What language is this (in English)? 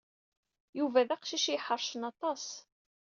Kabyle